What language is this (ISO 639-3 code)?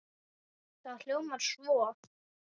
isl